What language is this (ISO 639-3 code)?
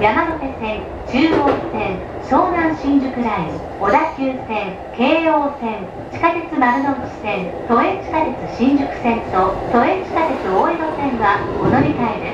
jpn